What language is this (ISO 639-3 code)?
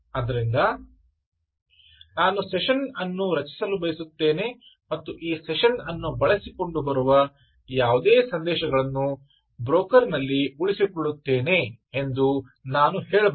kan